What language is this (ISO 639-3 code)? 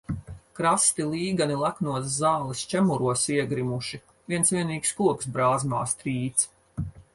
lav